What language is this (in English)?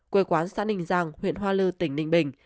Vietnamese